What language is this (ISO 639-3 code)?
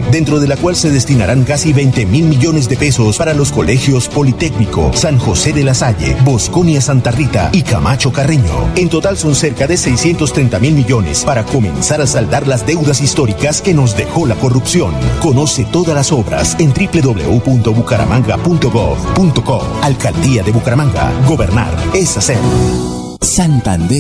spa